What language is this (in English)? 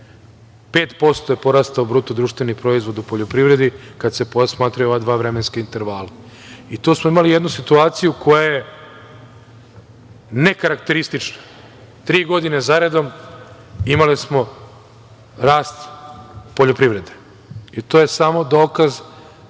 Serbian